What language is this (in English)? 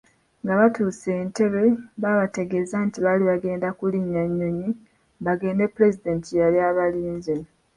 Ganda